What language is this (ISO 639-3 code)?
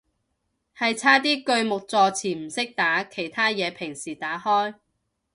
yue